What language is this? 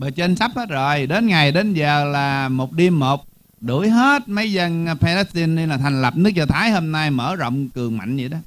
Vietnamese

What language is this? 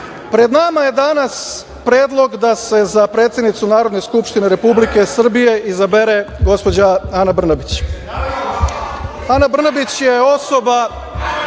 Serbian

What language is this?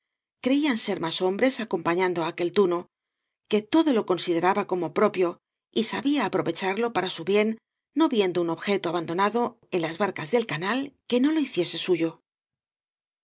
Spanish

